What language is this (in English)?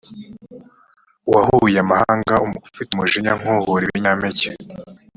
Kinyarwanda